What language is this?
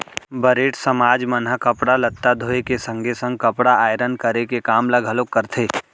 Chhattisgarhi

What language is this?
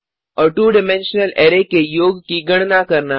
Hindi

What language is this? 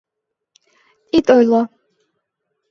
Mari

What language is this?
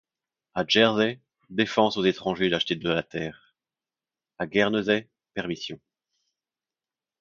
French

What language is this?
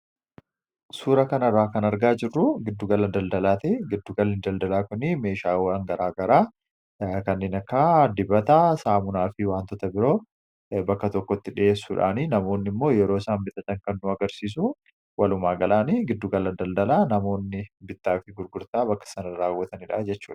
Oromo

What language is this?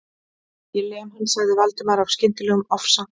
Icelandic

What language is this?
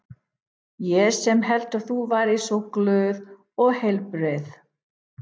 Icelandic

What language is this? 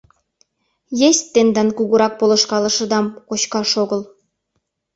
Mari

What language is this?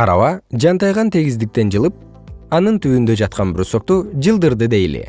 Kyrgyz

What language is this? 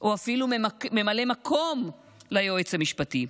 Hebrew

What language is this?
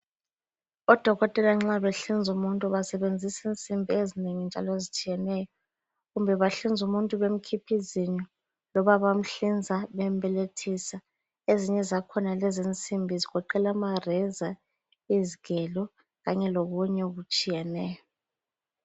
North Ndebele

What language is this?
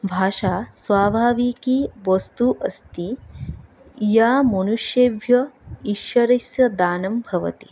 Sanskrit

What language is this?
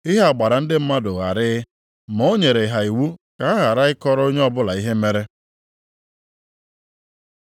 Igbo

